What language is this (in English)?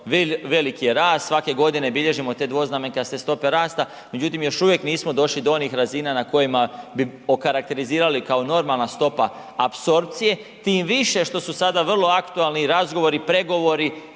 Croatian